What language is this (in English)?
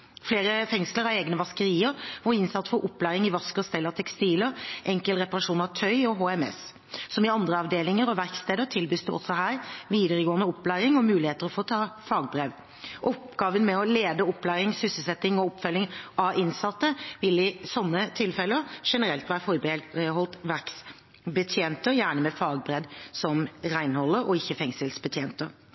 Norwegian Bokmål